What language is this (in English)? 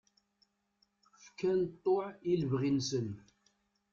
Kabyle